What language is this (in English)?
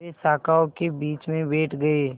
Hindi